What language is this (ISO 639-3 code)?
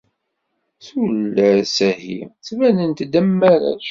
kab